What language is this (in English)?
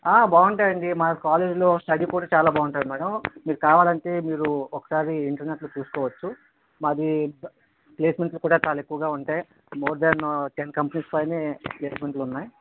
Telugu